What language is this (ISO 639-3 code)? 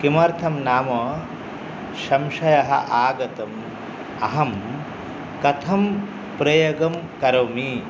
san